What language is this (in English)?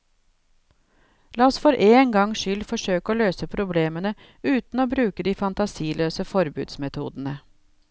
Norwegian